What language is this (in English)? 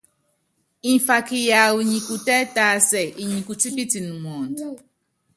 Yangben